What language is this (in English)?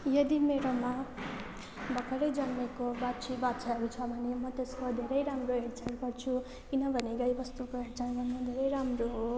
Nepali